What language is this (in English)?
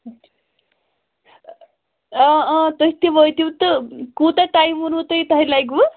Kashmiri